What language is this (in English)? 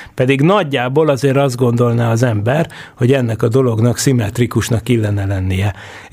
Hungarian